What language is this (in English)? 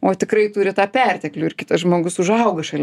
Lithuanian